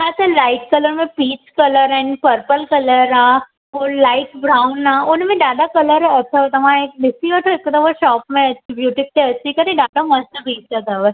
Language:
Sindhi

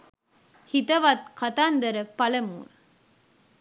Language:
Sinhala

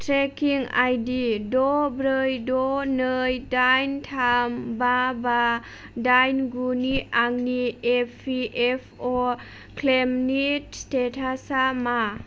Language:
Bodo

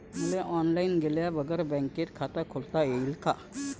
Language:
Marathi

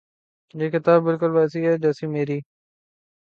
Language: Urdu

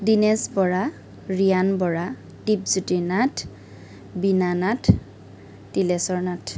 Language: Assamese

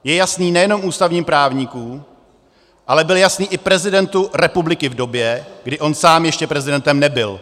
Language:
Czech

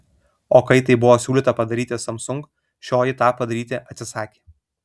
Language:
Lithuanian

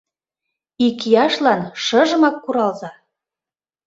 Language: Mari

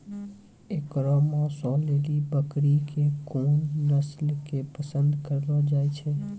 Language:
Maithili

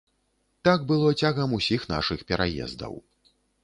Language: Belarusian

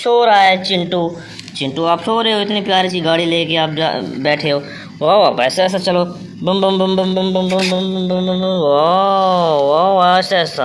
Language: Hindi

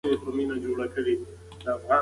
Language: Pashto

